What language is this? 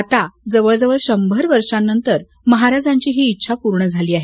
Marathi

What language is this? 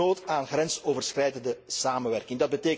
Dutch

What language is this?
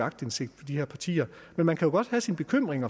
Danish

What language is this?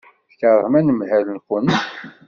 Kabyle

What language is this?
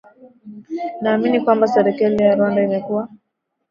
Swahili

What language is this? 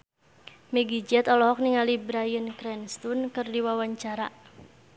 Sundanese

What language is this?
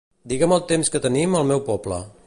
Catalan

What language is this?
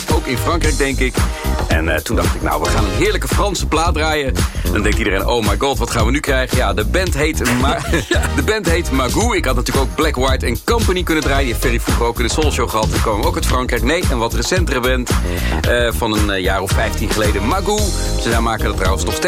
Dutch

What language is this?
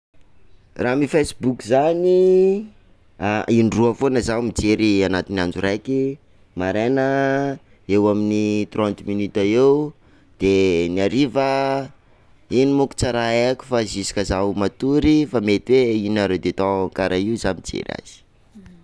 Sakalava Malagasy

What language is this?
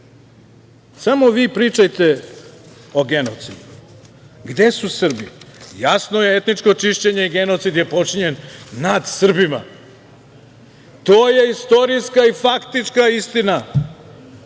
Serbian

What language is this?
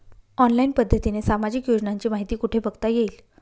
Marathi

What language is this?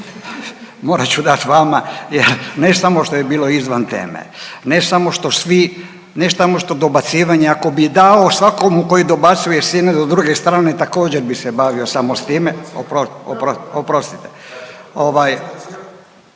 Croatian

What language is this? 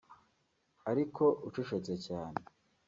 Kinyarwanda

